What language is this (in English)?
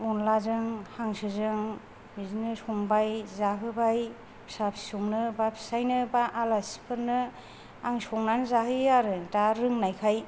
Bodo